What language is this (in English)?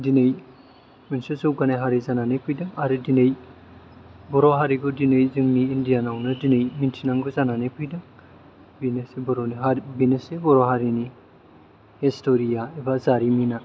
Bodo